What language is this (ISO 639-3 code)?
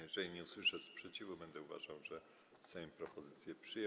pol